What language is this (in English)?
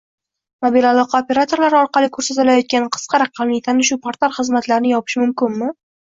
Uzbek